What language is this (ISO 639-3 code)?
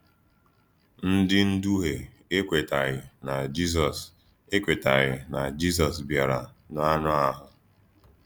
ibo